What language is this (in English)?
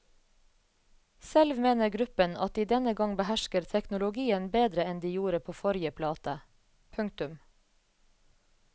Norwegian